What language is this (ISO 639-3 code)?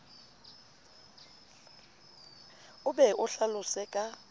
sot